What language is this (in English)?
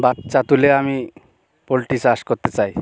Bangla